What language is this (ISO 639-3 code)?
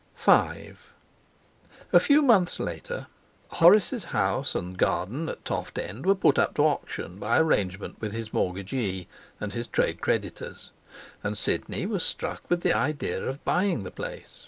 eng